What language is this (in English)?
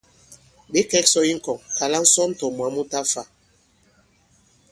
Bankon